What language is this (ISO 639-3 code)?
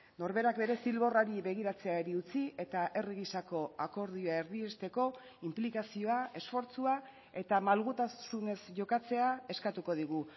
eus